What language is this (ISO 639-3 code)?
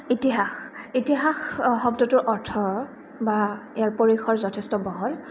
asm